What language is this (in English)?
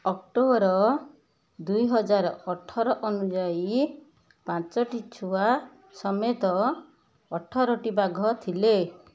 Odia